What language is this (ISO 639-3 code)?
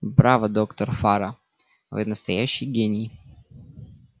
rus